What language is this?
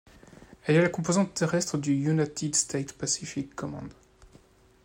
French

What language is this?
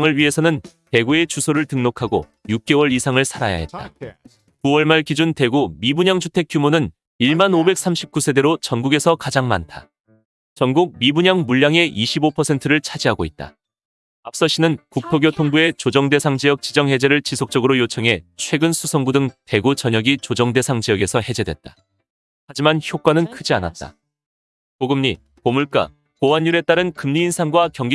Korean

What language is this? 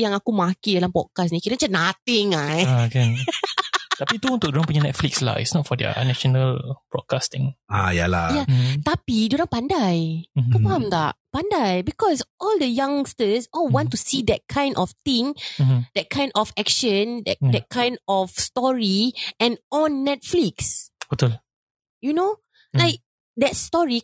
Malay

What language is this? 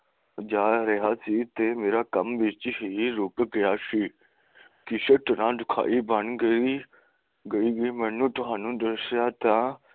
Punjabi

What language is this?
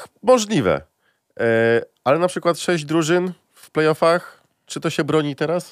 Polish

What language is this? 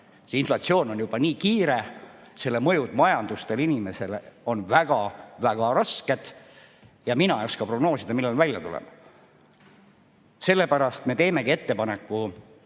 Estonian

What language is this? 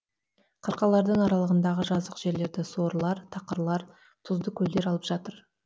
Kazakh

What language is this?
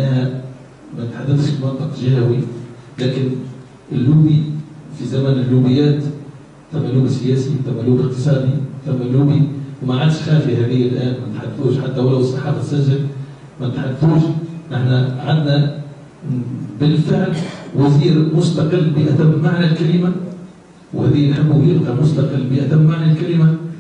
Arabic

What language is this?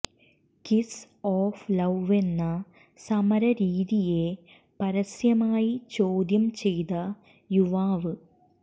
Malayalam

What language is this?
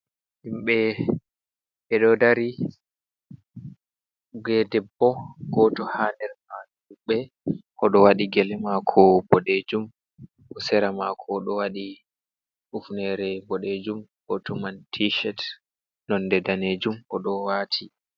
Fula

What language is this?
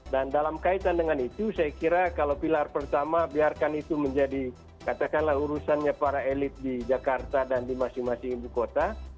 Indonesian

